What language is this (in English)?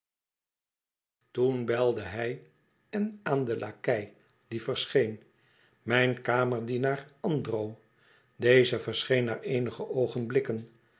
Dutch